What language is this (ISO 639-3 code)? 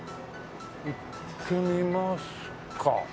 jpn